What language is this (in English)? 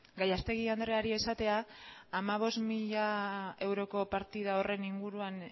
Basque